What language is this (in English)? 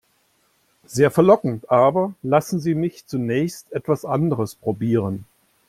German